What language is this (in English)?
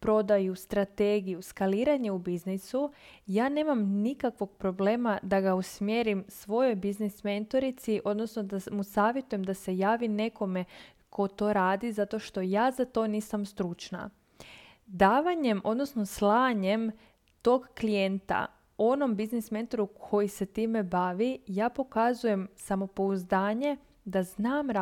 Croatian